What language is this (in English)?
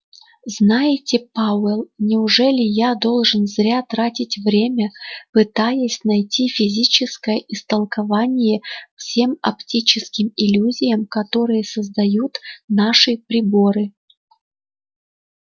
Russian